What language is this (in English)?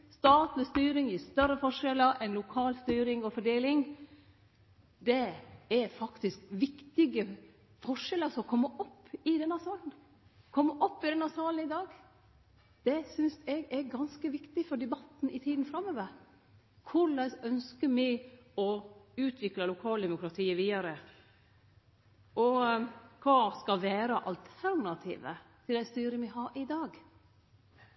Norwegian Nynorsk